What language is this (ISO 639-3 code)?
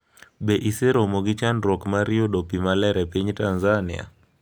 luo